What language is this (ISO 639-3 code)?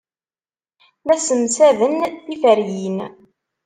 kab